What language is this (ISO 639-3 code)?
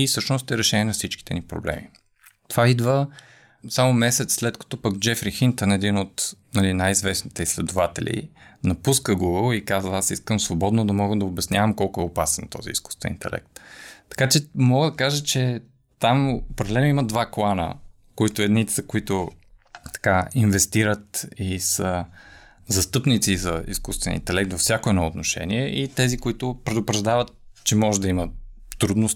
bul